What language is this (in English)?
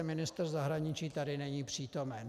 Czech